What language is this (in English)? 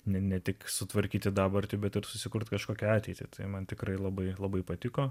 Lithuanian